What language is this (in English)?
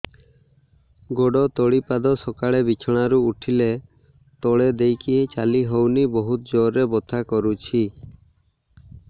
Odia